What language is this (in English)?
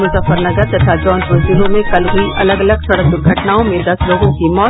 Hindi